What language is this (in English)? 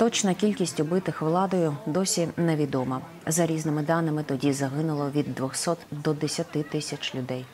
Ukrainian